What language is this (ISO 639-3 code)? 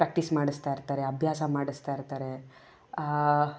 kan